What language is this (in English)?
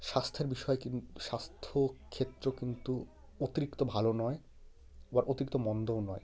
Bangla